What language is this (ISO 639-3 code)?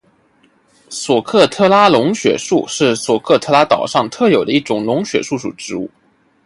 zho